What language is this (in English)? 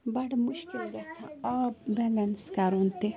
Kashmiri